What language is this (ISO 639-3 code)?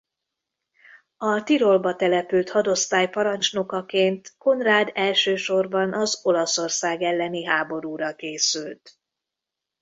hun